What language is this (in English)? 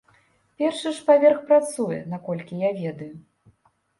Belarusian